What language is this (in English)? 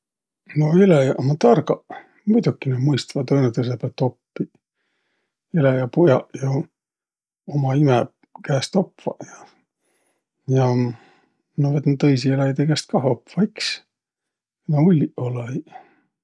Võro